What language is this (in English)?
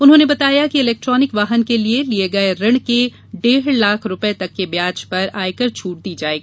Hindi